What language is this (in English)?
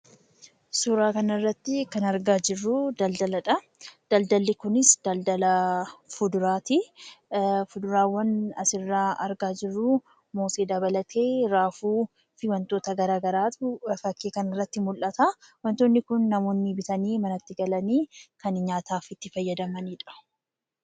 Oromo